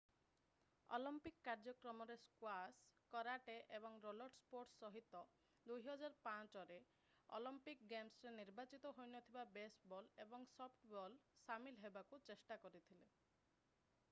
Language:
Odia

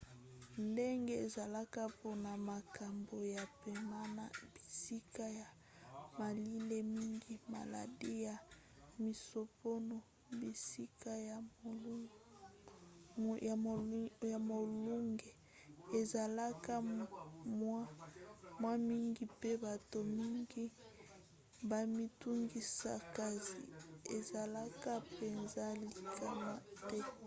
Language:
Lingala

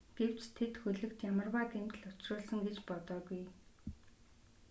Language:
Mongolian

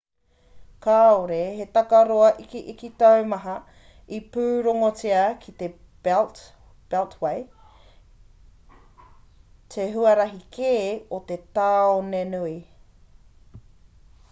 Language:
Māori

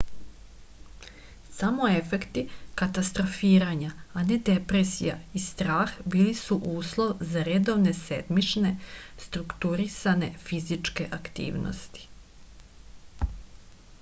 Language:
Serbian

